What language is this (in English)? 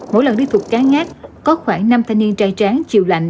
Vietnamese